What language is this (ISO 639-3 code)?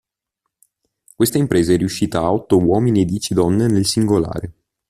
ita